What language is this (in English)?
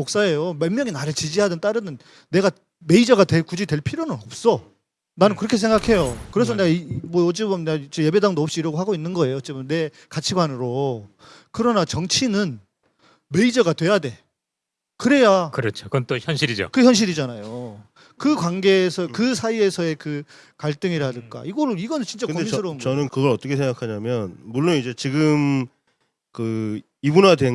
Korean